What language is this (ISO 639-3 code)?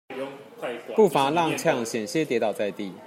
zho